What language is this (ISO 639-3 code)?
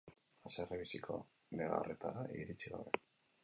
eus